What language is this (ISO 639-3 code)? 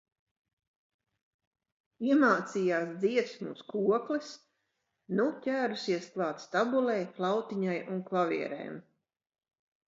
lav